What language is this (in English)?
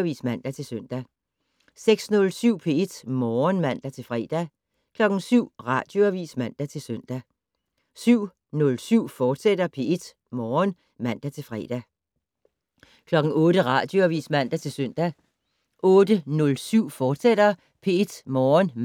Danish